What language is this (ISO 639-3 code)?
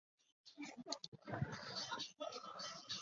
zho